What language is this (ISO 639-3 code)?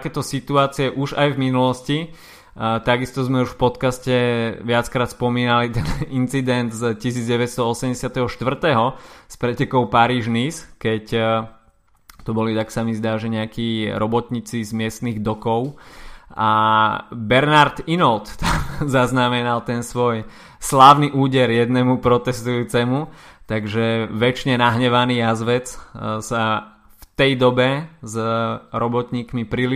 slk